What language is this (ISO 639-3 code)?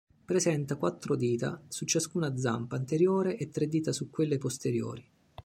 ita